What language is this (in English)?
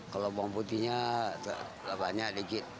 Indonesian